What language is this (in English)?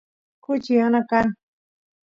Santiago del Estero Quichua